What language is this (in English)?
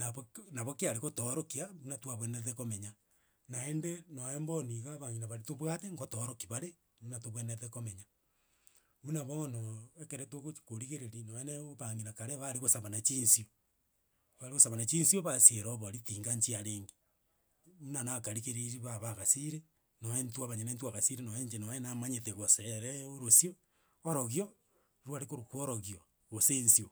Gusii